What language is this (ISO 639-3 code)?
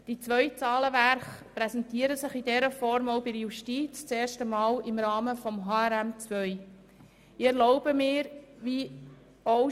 gsw